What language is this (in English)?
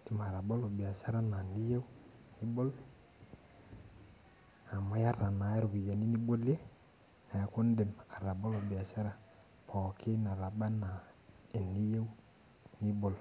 Masai